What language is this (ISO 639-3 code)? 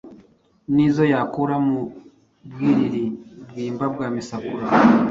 kin